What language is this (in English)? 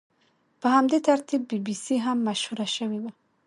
Pashto